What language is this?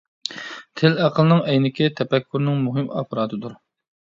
Uyghur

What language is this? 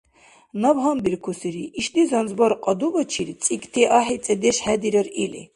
Dargwa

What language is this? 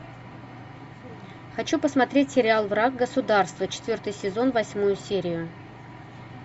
Russian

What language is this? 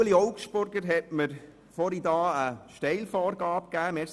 Swiss German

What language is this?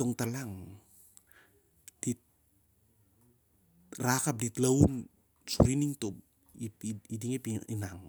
Siar-Lak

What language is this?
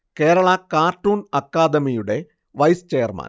Malayalam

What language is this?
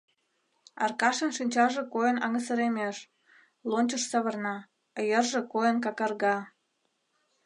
Mari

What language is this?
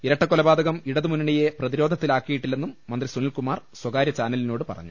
Malayalam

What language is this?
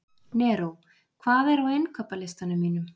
Icelandic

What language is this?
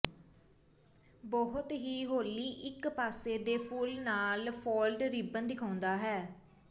Punjabi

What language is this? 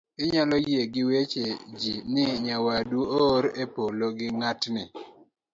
Luo (Kenya and Tanzania)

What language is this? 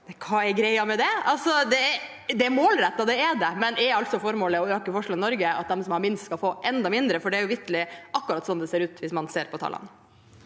Norwegian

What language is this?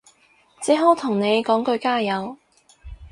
Cantonese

